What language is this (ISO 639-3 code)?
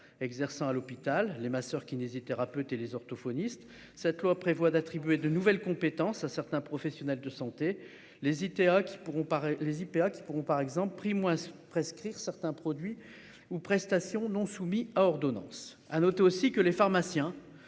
fra